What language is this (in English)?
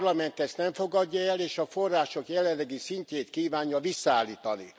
Hungarian